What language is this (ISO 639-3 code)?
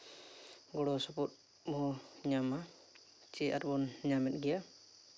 sat